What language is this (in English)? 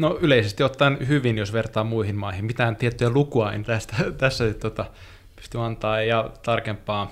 Finnish